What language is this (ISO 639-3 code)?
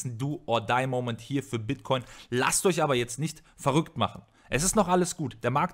deu